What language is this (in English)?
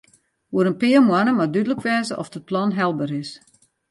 Western Frisian